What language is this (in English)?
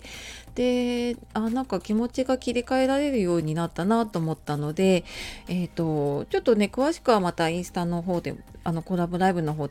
Japanese